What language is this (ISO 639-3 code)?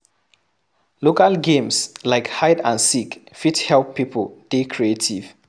pcm